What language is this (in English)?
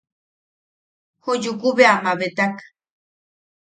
Yaqui